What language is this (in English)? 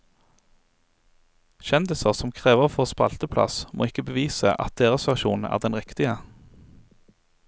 Norwegian